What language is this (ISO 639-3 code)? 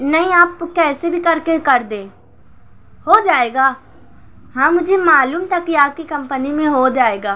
urd